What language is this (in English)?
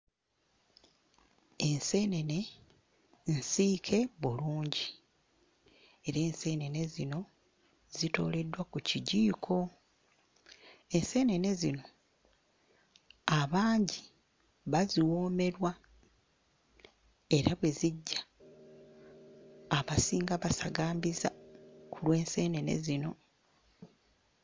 Ganda